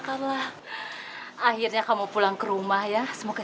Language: Indonesian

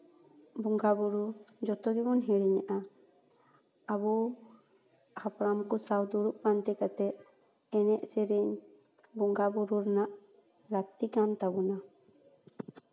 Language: Santali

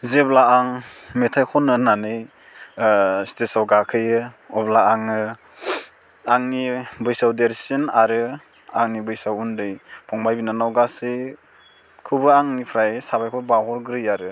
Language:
Bodo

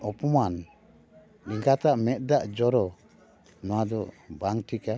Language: Santali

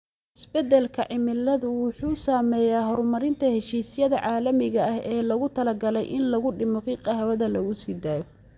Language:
Somali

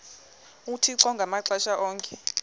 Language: Xhosa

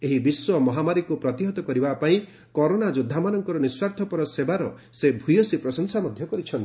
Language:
Odia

